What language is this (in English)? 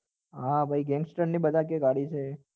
Gujarati